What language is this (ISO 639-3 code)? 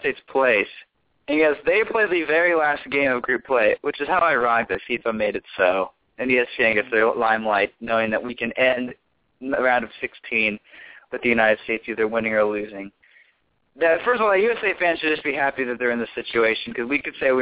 eng